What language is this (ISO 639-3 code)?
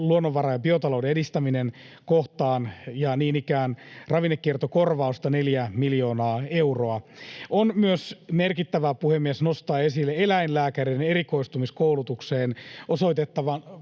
fin